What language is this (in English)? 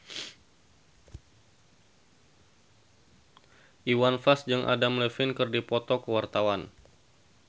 Sundanese